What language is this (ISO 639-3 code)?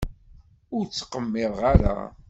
kab